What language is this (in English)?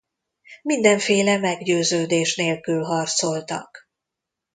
Hungarian